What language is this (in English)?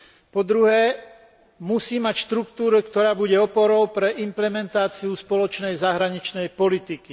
Slovak